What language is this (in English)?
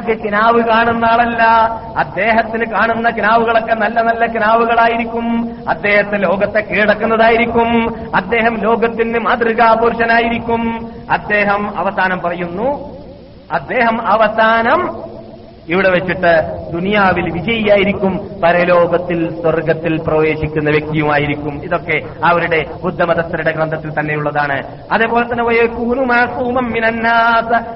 Malayalam